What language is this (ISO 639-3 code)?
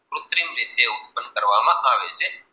guj